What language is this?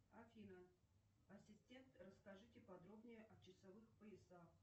Russian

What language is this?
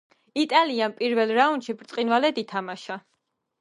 Georgian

